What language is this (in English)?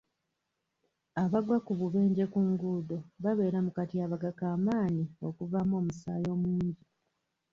Ganda